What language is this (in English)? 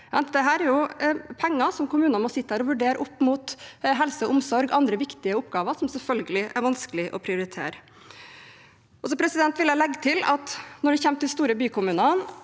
Norwegian